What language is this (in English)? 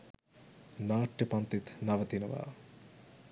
Sinhala